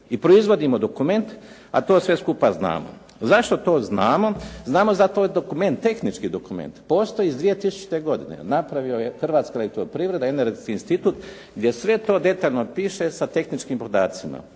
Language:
Croatian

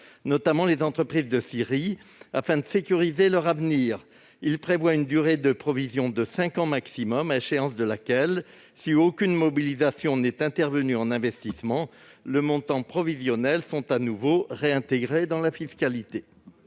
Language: French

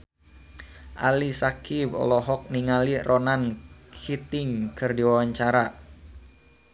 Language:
Sundanese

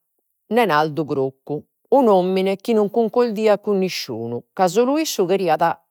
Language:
Sardinian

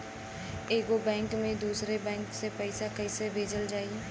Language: Bhojpuri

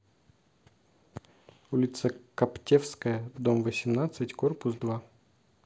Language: Russian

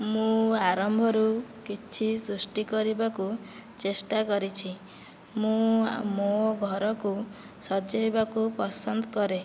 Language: Odia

